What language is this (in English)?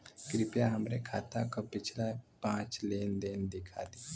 Bhojpuri